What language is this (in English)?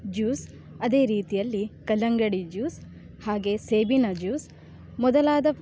Kannada